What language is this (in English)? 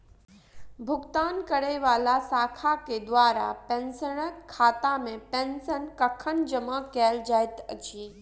Maithili